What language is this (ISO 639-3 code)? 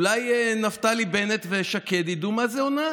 heb